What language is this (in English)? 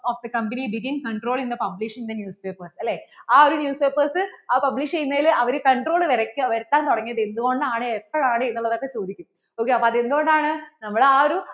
Malayalam